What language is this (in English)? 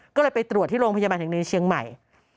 Thai